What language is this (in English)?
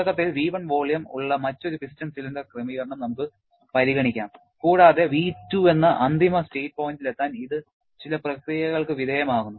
Malayalam